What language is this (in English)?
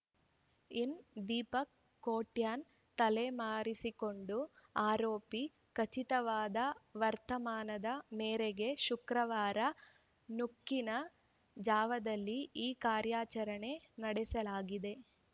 Kannada